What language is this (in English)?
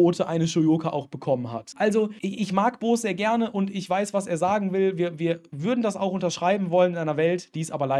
German